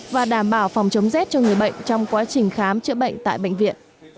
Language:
Vietnamese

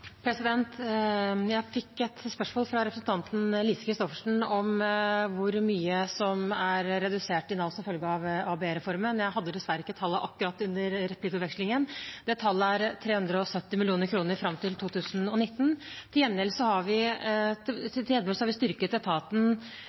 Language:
Norwegian Bokmål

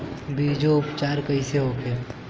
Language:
Bhojpuri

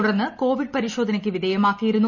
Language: Malayalam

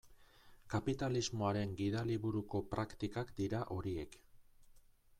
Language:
Basque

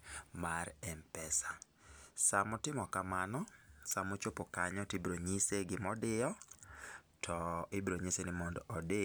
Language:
Luo (Kenya and Tanzania)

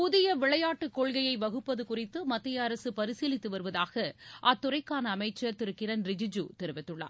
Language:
Tamil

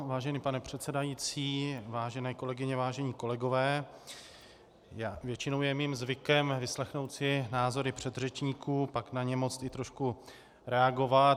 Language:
Czech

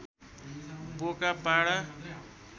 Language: Nepali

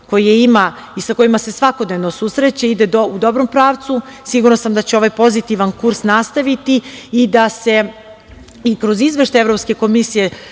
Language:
Serbian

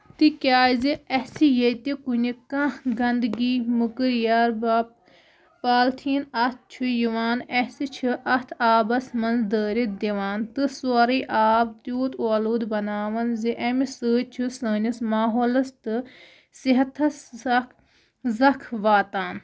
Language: Kashmiri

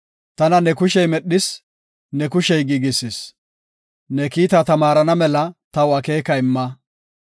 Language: Gofa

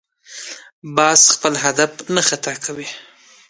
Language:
Pashto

